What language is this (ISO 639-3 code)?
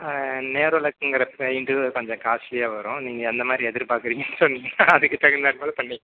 tam